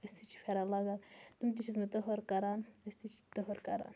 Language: Kashmiri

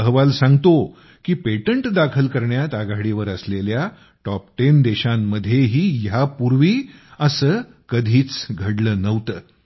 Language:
Marathi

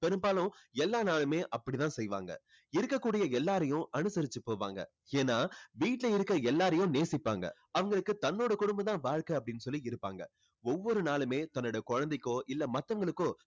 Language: Tamil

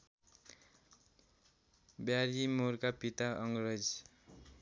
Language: Nepali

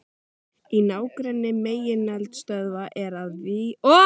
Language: Icelandic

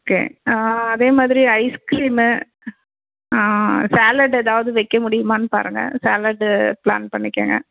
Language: Tamil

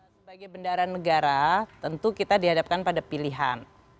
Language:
Indonesian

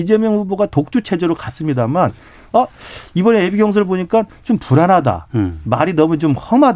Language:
Korean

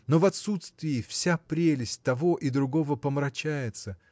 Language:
Russian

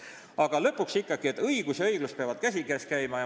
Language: Estonian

